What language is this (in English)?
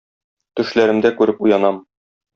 Tatar